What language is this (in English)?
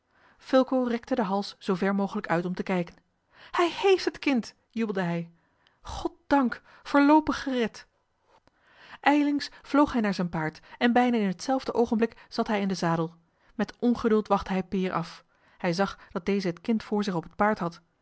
Dutch